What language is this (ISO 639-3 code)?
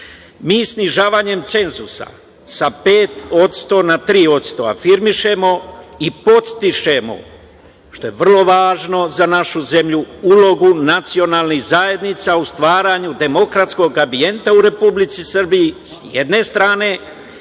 srp